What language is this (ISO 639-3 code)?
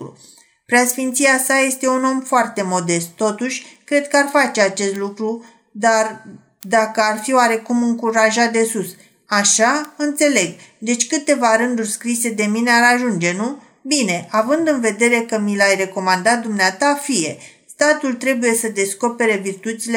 ron